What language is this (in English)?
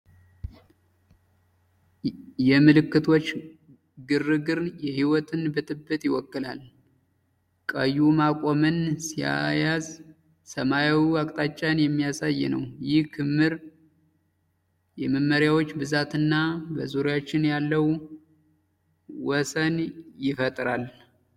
Amharic